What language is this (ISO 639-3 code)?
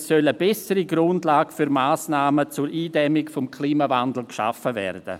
gsw